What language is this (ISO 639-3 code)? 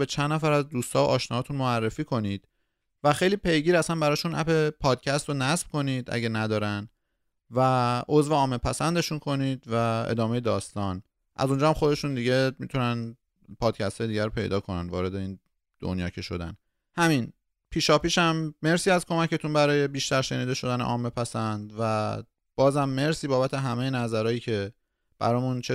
fas